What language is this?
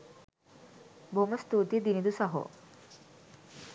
Sinhala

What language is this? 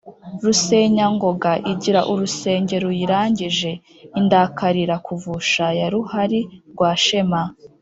Kinyarwanda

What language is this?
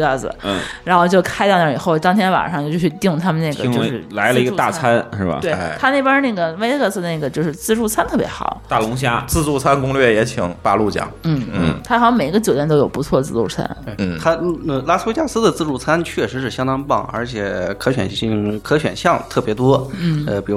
Chinese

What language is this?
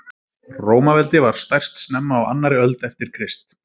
Icelandic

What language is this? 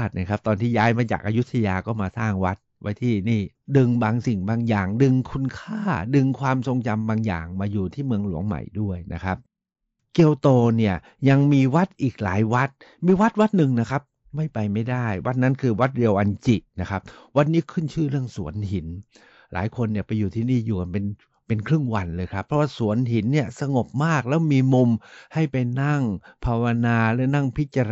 Thai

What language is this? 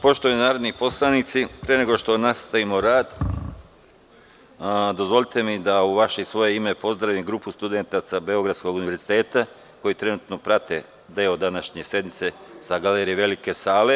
Serbian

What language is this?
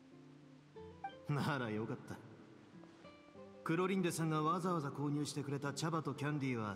Japanese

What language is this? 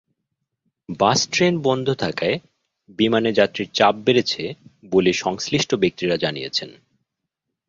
Bangla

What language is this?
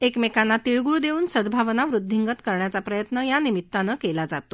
Marathi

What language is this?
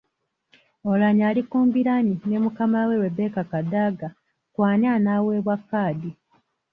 Ganda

